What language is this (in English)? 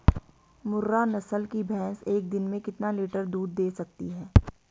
Hindi